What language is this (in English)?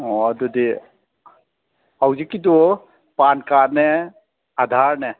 Manipuri